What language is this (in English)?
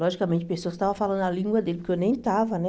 Portuguese